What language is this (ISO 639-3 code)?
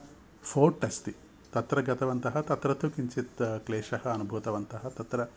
san